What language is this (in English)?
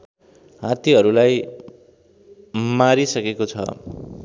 Nepali